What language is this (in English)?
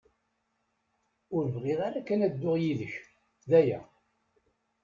Kabyle